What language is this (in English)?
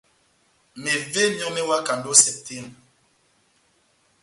Batanga